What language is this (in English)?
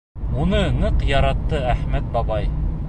Bashkir